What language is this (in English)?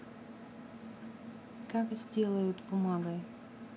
Russian